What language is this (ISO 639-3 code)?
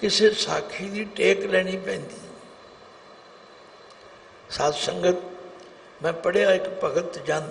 hin